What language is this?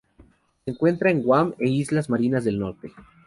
Spanish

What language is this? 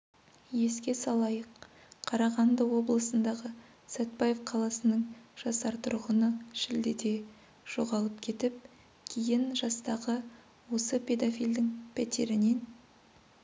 Kazakh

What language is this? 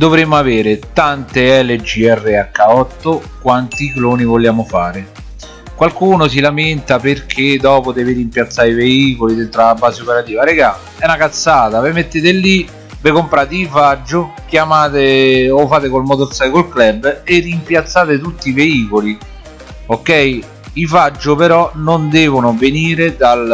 Italian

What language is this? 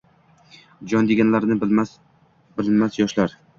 Uzbek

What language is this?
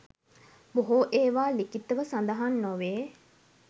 Sinhala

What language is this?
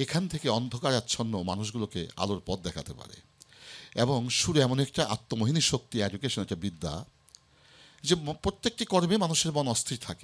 Arabic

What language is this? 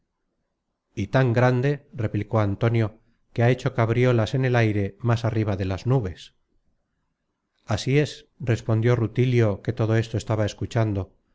Spanish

